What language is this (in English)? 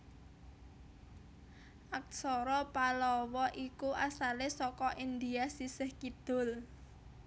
Javanese